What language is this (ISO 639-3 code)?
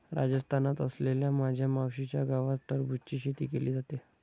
mar